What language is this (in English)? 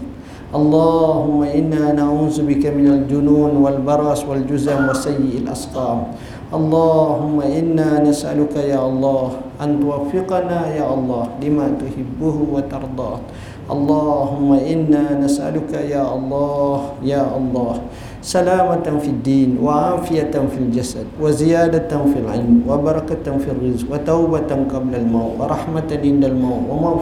Malay